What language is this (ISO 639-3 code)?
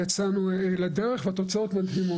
heb